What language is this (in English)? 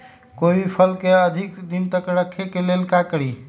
Magahi